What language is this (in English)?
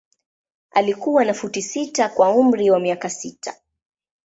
Swahili